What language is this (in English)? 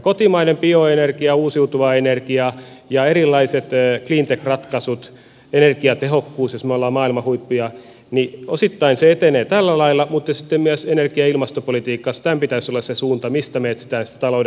Finnish